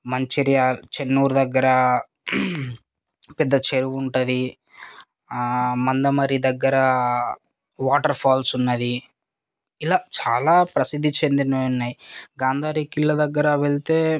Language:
Telugu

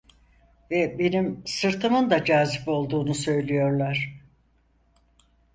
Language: Turkish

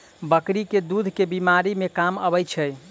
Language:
Maithili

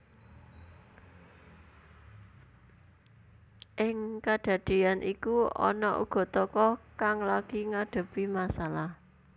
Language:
Javanese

